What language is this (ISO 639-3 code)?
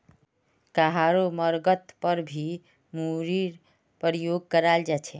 mag